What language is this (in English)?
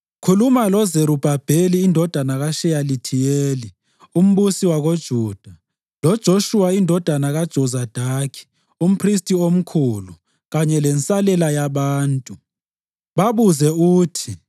North Ndebele